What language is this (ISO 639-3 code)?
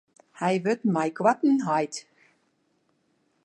fry